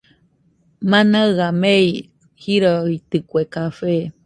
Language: Nüpode Huitoto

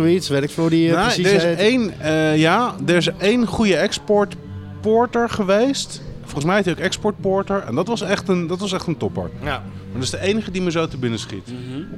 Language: Dutch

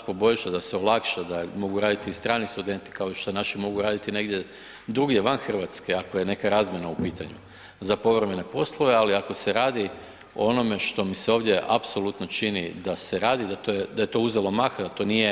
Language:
Croatian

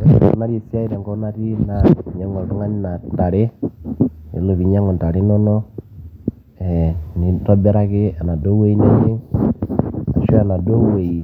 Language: Masai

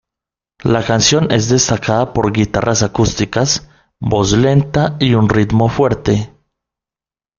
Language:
Spanish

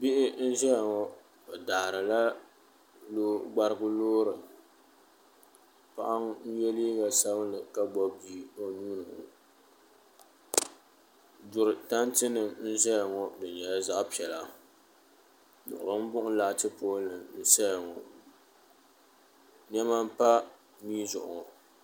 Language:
Dagbani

